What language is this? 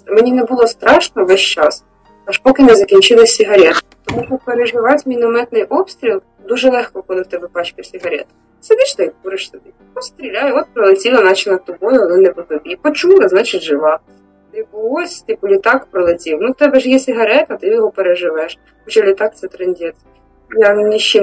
Ukrainian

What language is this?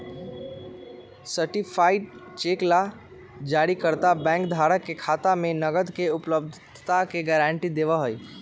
Magahi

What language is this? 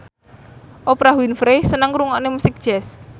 Javanese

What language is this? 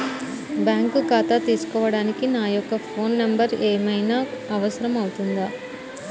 Telugu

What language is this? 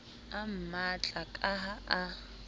Southern Sotho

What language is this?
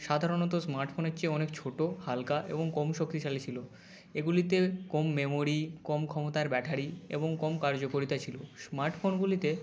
Bangla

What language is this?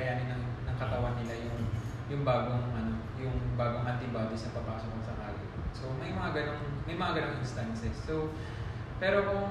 Filipino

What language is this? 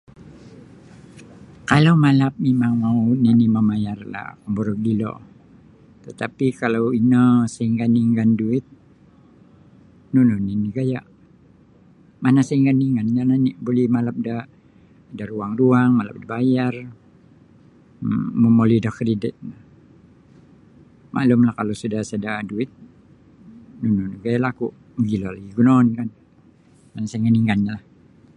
Sabah Bisaya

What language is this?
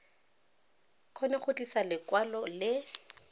Tswana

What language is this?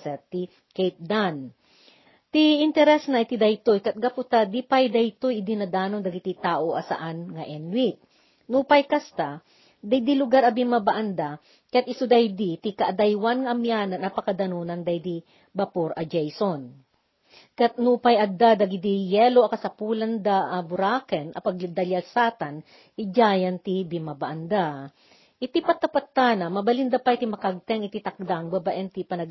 Filipino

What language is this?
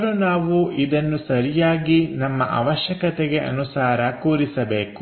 Kannada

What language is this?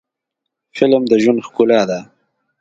Pashto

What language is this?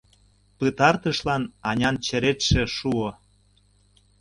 Mari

